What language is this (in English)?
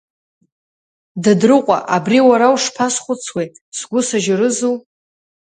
Abkhazian